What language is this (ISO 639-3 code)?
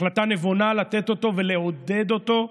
heb